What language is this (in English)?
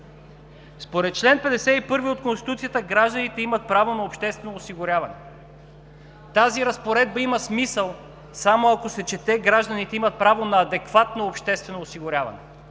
Bulgarian